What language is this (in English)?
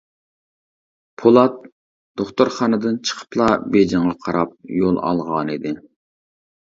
Uyghur